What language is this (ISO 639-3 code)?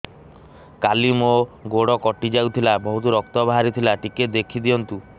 ori